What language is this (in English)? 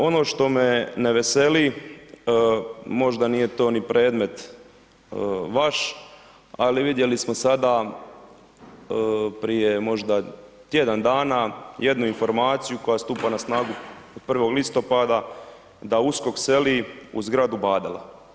Croatian